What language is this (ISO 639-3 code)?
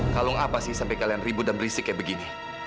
ind